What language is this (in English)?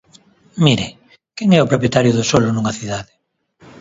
Galician